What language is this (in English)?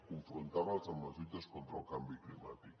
Catalan